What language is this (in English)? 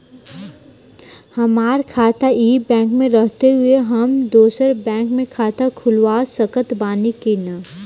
Bhojpuri